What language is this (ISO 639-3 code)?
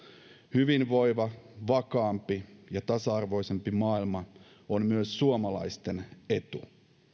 fin